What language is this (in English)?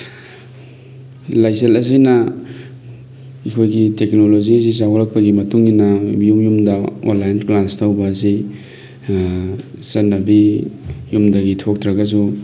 Manipuri